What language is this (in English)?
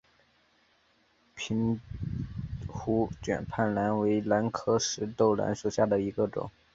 Chinese